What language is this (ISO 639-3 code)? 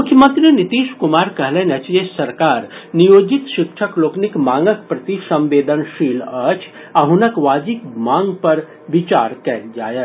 mai